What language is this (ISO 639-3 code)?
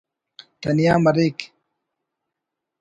brh